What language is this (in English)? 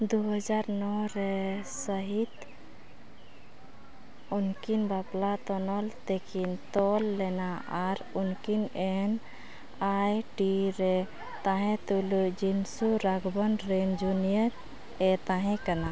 Santali